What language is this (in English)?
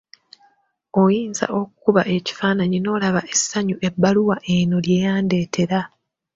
Ganda